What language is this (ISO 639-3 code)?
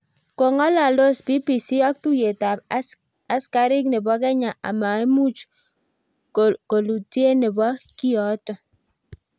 kln